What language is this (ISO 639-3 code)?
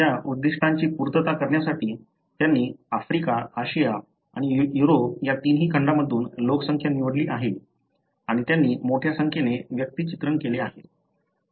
mar